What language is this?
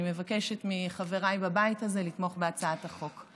Hebrew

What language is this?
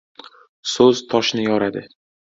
Uzbek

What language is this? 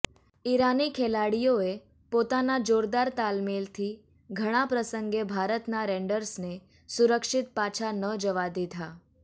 Gujarati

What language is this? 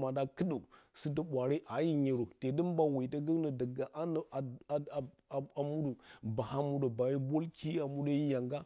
Bacama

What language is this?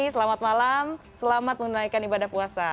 Indonesian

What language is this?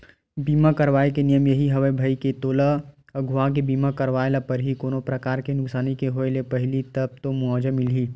Chhattisgarhi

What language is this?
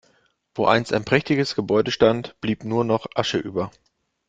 German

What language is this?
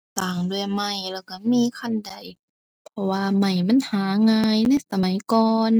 Thai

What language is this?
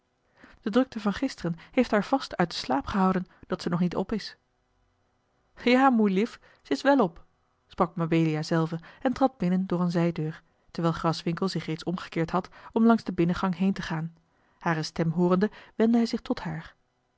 Dutch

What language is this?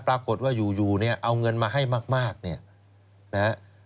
Thai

